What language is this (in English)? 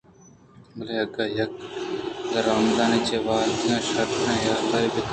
Eastern Balochi